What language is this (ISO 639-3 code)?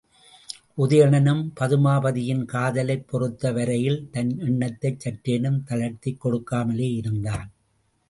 tam